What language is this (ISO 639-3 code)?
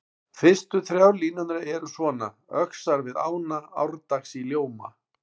isl